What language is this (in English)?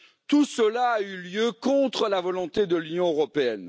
French